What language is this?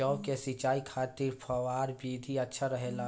Bhojpuri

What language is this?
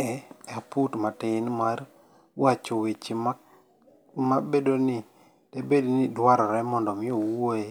Luo (Kenya and Tanzania)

